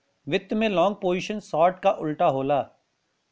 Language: Bhojpuri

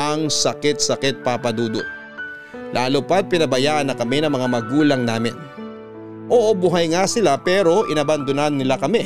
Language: Filipino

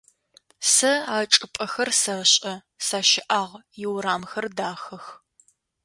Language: Adyghe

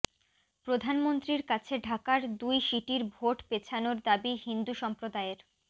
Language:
Bangla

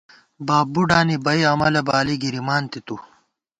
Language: Gawar-Bati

